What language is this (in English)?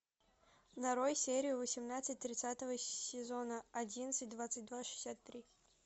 Russian